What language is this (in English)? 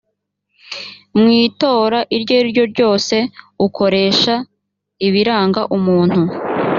Kinyarwanda